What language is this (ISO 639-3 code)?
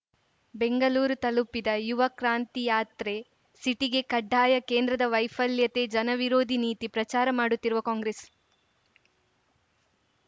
kan